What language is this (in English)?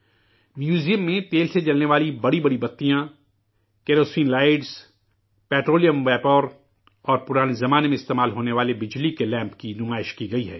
Urdu